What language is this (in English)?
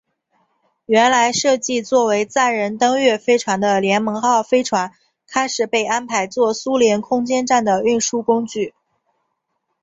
Chinese